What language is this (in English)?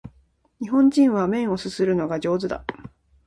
Japanese